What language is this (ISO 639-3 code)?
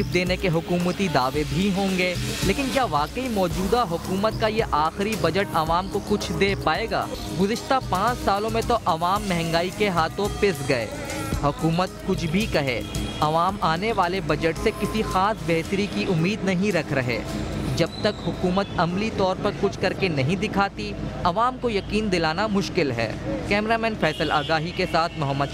hin